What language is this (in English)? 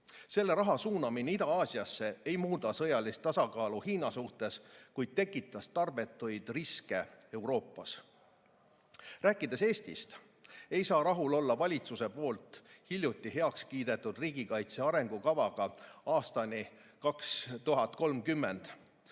Estonian